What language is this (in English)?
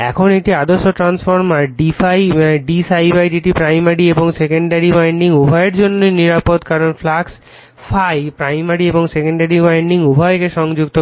Bangla